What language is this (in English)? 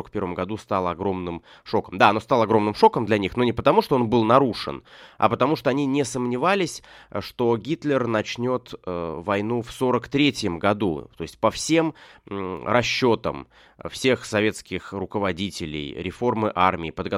Russian